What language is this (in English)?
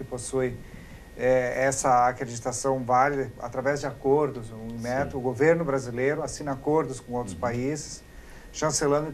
Portuguese